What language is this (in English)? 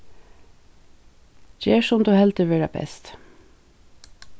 Faroese